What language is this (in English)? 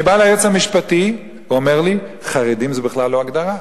Hebrew